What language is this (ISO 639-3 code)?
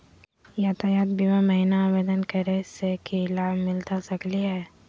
mag